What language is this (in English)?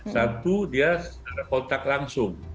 Indonesian